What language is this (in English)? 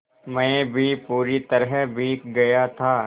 Hindi